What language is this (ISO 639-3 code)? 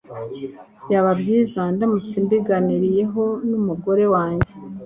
kin